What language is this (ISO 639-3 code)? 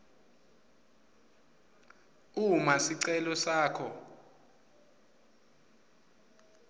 ssw